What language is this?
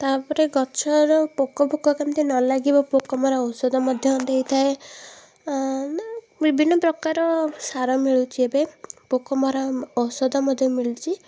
Odia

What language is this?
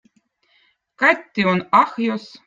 Votic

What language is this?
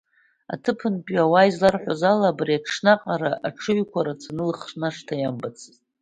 Abkhazian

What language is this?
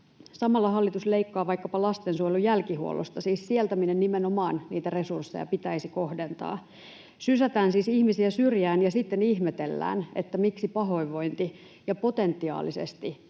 Finnish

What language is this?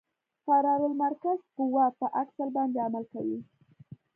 Pashto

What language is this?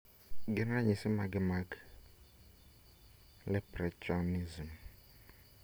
Luo (Kenya and Tanzania)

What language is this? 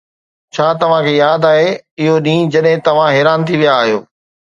Sindhi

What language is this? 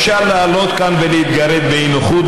Hebrew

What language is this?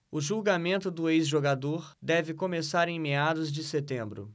Portuguese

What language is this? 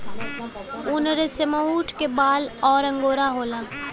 Bhojpuri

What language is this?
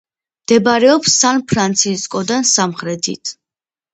Georgian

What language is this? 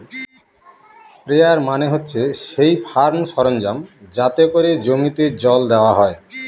Bangla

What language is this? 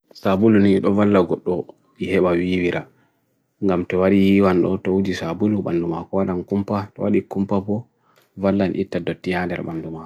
Bagirmi Fulfulde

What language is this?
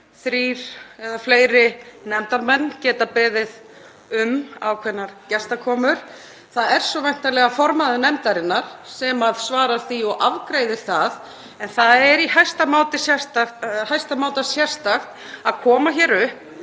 Icelandic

